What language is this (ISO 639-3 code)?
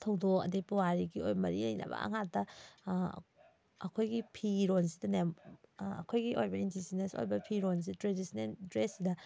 mni